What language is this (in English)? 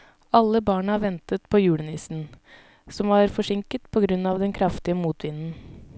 Norwegian